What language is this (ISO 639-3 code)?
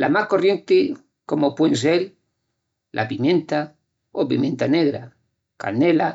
ext